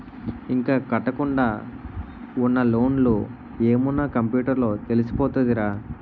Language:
Telugu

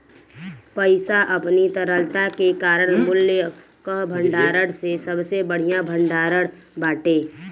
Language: Bhojpuri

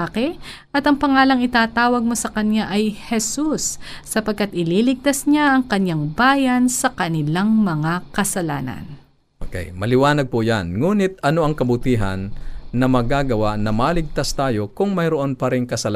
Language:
Filipino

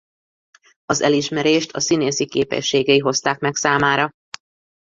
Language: Hungarian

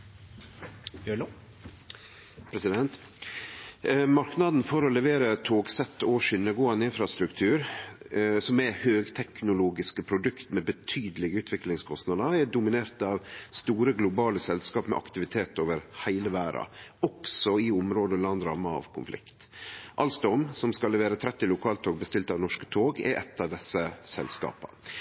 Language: Norwegian Nynorsk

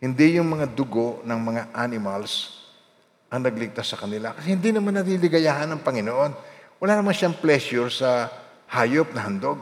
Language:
Filipino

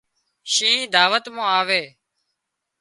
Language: Wadiyara Koli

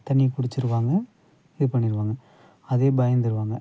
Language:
Tamil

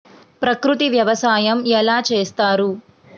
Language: Telugu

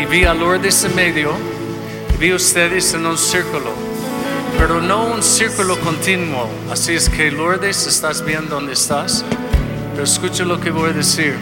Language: Spanish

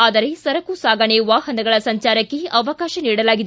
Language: Kannada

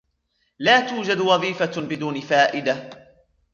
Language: Arabic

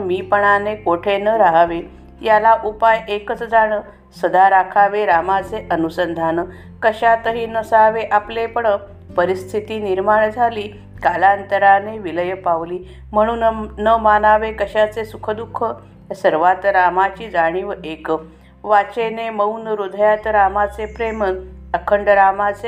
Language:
Marathi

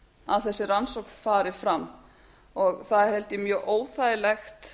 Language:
Icelandic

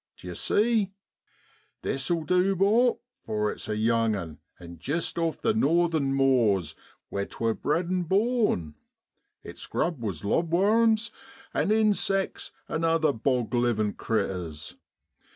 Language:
English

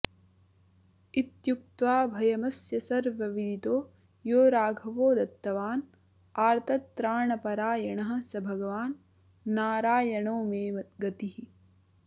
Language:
Sanskrit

